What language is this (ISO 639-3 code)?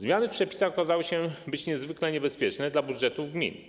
pol